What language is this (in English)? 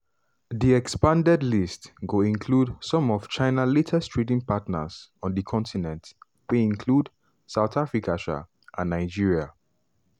Nigerian Pidgin